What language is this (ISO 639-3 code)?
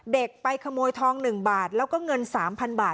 tha